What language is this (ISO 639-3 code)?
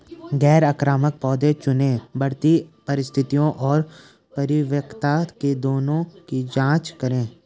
hin